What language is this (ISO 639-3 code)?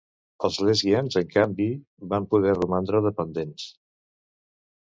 cat